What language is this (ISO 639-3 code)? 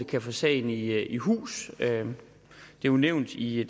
dan